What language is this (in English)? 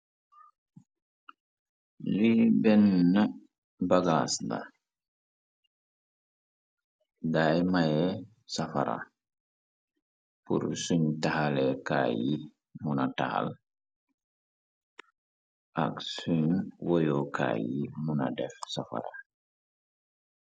Wolof